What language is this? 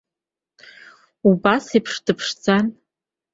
Abkhazian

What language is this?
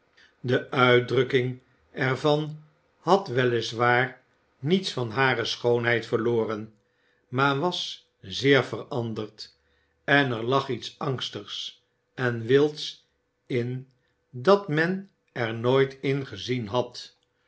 Dutch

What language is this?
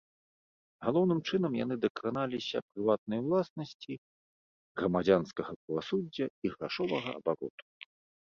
Belarusian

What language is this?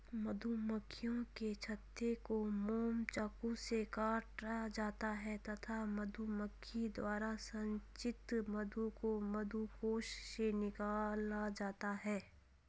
Hindi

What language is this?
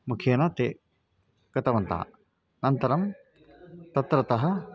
Sanskrit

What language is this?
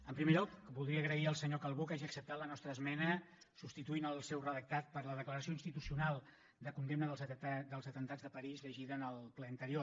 Catalan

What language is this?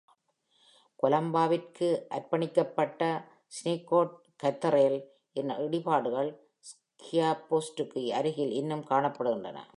Tamil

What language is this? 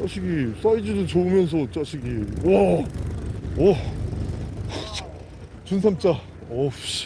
Korean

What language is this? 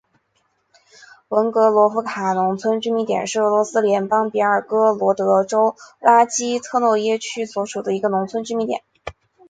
Chinese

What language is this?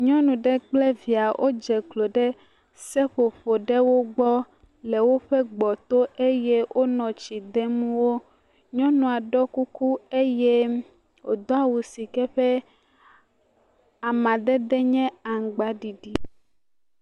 Ewe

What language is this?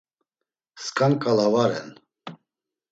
Laz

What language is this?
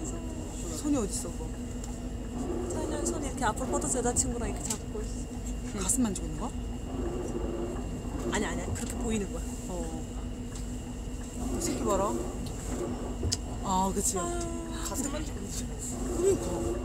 Korean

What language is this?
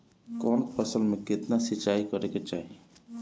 Bhojpuri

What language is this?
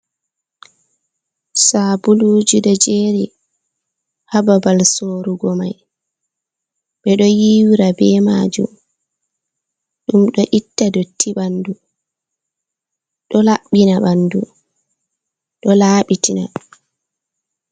Fula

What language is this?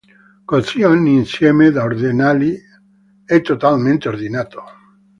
Italian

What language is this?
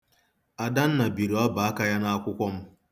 Igbo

